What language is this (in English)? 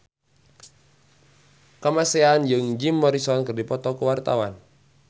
Sundanese